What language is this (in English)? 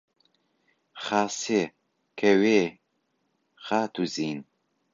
Central Kurdish